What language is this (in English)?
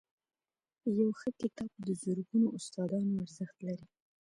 Pashto